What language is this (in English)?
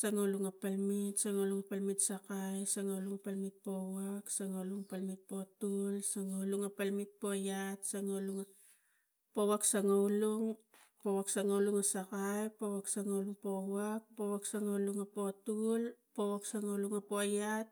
Tigak